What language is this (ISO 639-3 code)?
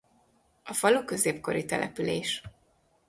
hun